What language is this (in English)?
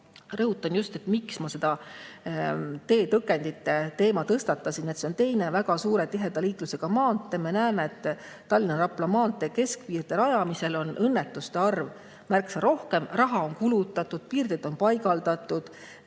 Estonian